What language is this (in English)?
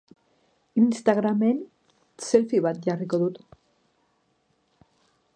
Basque